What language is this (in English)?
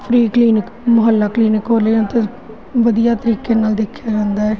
Punjabi